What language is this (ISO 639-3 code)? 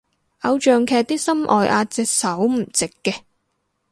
yue